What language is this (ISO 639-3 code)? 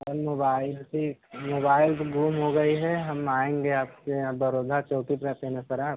hin